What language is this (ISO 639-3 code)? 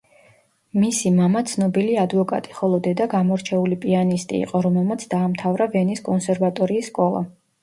kat